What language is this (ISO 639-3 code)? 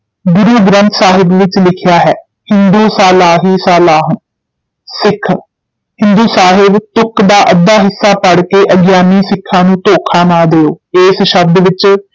pan